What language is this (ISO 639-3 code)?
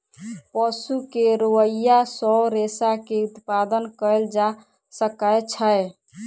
mai